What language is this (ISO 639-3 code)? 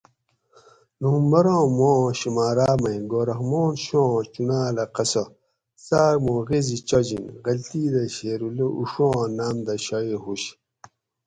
gwc